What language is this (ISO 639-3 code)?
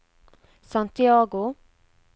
nor